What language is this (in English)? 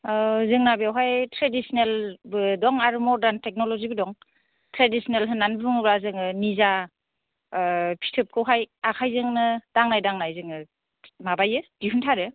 Bodo